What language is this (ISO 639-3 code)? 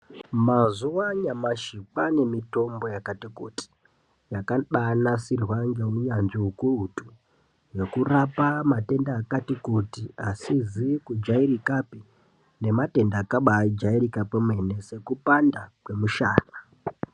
ndc